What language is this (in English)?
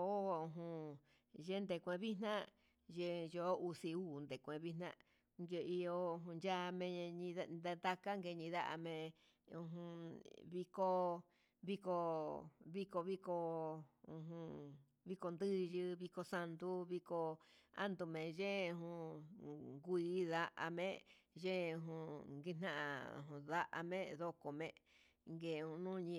Huitepec Mixtec